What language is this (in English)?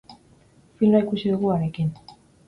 Basque